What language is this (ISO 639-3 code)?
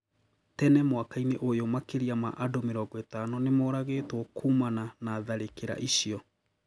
kik